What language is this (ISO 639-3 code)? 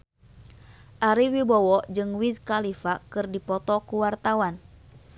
sun